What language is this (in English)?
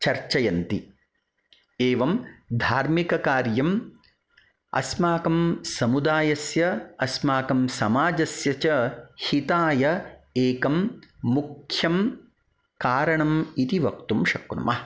Sanskrit